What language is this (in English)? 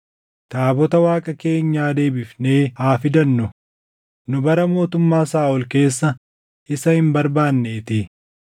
Oromo